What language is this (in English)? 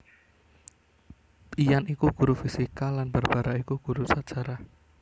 Javanese